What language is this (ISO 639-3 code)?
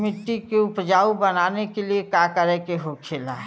bho